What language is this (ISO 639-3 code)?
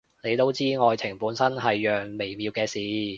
yue